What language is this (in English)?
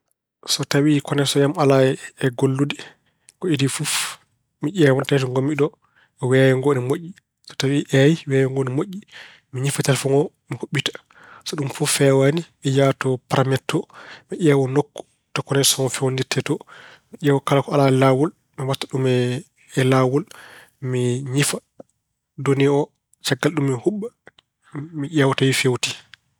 Fula